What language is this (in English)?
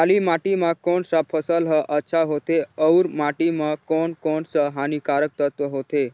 Chhattisgarhi